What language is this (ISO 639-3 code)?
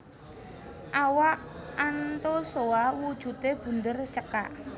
jav